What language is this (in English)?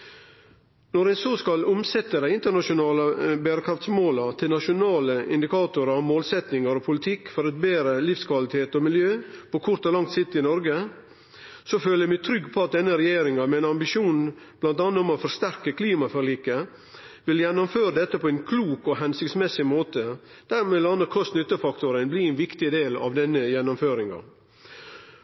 Norwegian Nynorsk